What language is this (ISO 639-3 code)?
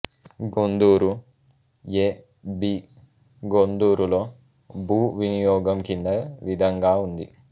tel